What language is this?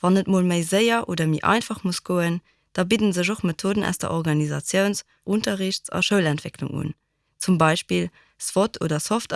German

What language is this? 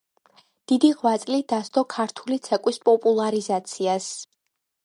Georgian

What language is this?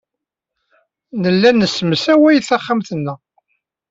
Kabyle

